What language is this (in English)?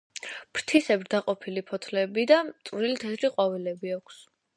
Georgian